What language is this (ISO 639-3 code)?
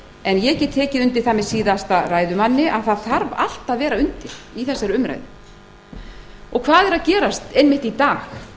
isl